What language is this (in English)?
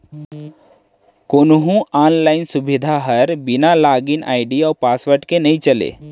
Chhattisgarhi